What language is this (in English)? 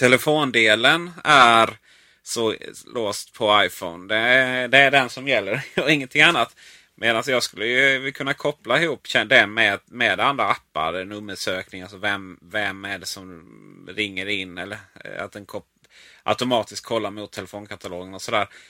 Swedish